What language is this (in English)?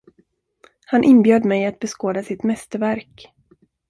Swedish